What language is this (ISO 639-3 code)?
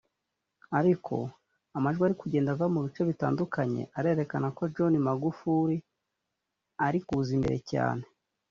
kin